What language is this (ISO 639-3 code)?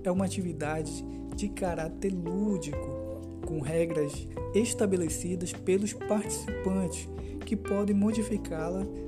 por